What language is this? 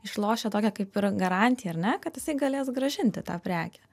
Lithuanian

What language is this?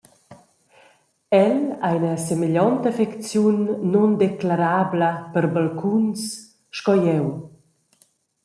Romansh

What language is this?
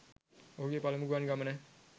Sinhala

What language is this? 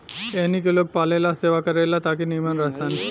Bhojpuri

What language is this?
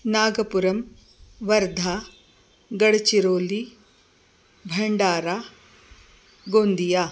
Sanskrit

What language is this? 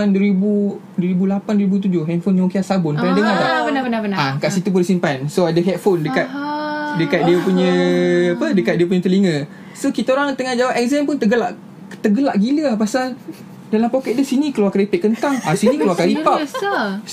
Malay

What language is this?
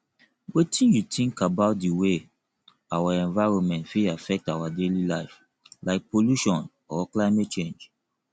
Nigerian Pidgin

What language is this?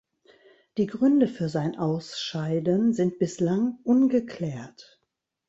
German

